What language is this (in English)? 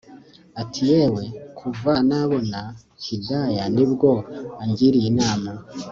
Kinyarwanda